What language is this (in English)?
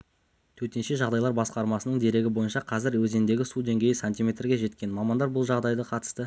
Kazakh